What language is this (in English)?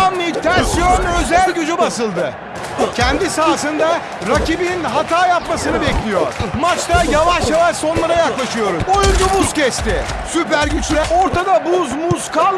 Turkish